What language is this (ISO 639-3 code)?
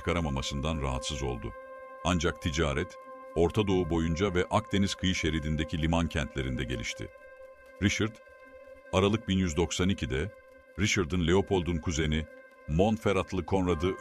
tur